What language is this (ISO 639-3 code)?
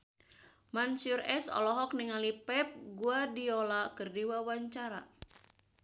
sun